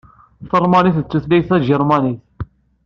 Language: Kabyle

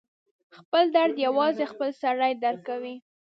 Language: Pashto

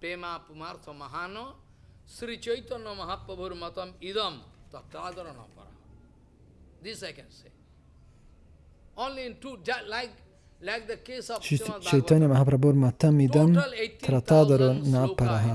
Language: Portuguese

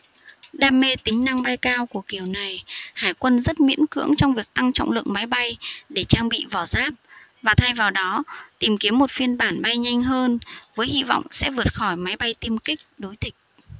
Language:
Vietnamese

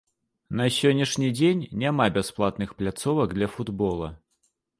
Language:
Belarusian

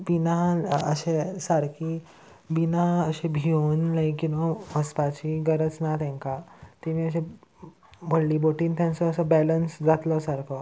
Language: Konkani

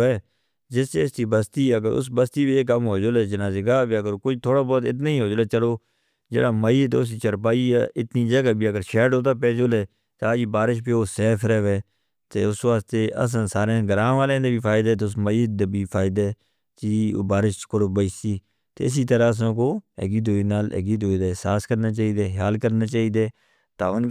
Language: Northern Hindko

